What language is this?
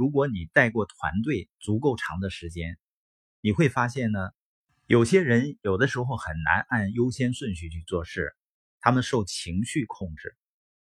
Chinese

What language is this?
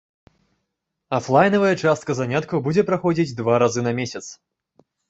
Belarusian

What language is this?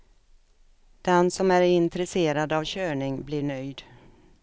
Swedish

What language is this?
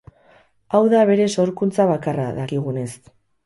Basque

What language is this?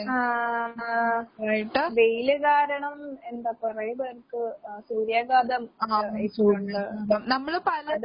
Malayalam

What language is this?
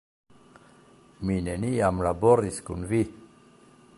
Esperanto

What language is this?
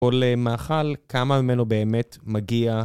Hebrew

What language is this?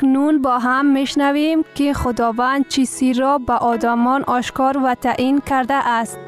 Persian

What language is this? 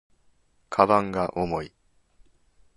Japanese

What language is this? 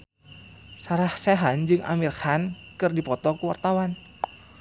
Sundanese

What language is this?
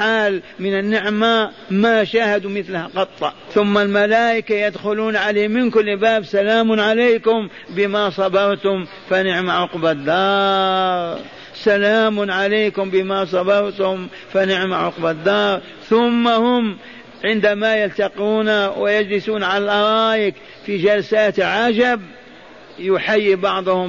Arabic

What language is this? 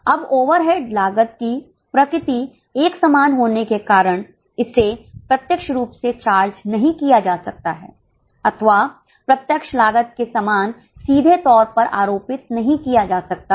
Hindi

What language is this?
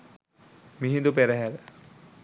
Sinhala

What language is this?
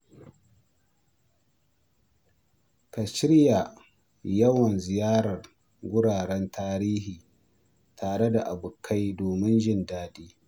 Hausa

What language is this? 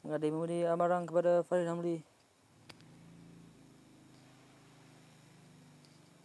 Malay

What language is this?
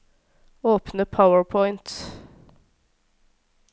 Norwegian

